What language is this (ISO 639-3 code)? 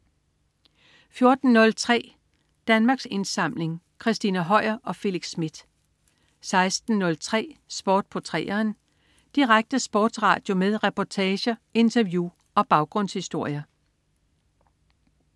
dan